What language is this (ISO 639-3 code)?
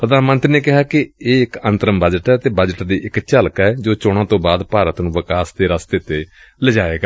pan